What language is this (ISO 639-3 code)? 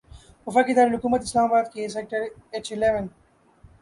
urd